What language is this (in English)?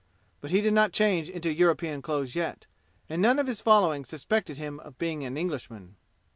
English